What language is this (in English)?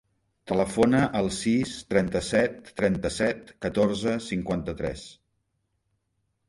Catalan